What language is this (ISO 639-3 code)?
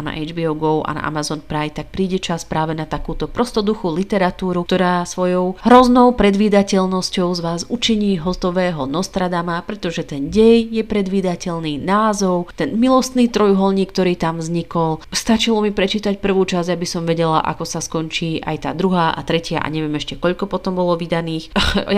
slk